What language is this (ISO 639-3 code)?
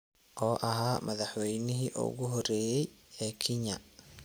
som